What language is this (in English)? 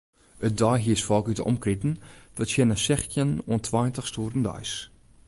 Western Frisian